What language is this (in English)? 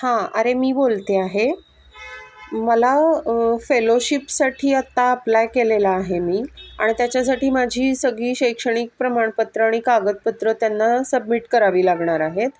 Marathi